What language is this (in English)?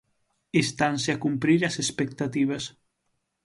Galician